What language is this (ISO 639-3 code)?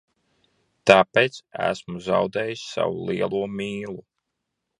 lav